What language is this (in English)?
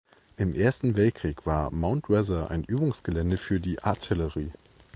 German